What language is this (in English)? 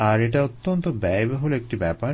Bangla